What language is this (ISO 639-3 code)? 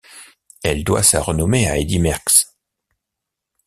fra